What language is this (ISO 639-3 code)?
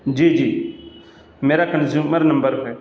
urd